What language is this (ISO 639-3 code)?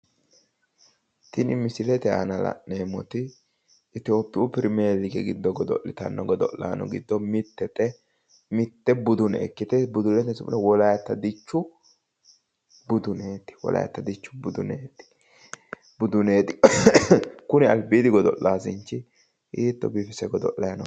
sid